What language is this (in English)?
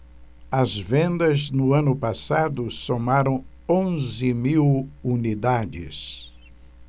Portuguese